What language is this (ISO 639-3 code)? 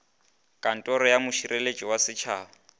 nso